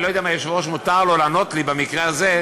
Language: Hebrew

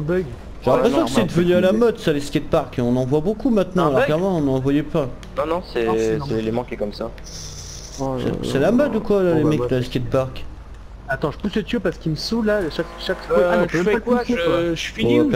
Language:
French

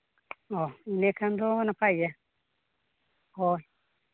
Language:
Santali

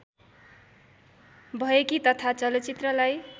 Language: Nepali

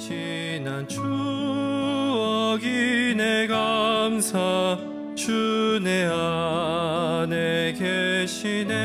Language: Korean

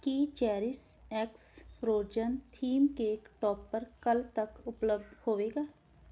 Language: Punjabi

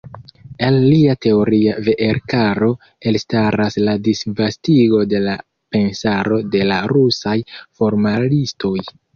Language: Esperanto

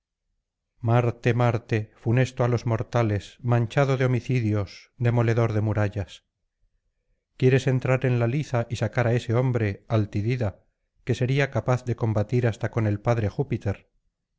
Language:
Spanish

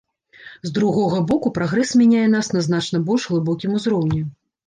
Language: Belarusian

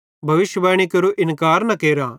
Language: Bhadrawahi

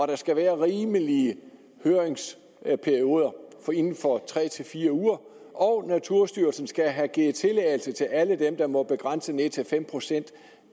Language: Danish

